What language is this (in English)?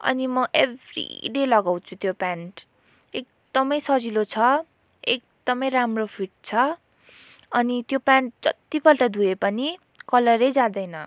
Nepali